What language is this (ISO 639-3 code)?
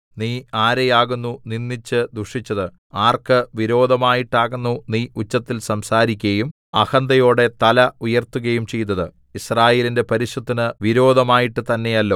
mal